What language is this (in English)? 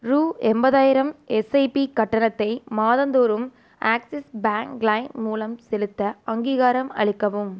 Tamil